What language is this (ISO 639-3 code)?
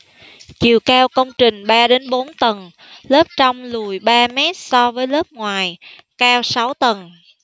vie